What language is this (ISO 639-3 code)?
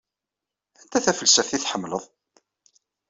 kab